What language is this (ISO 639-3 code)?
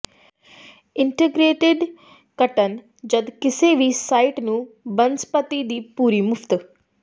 pan